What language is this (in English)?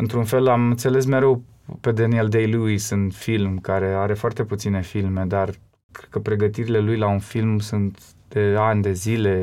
Romanian